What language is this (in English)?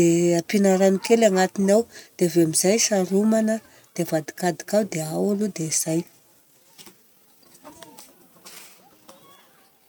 Southern Betsimisaraka Malagasy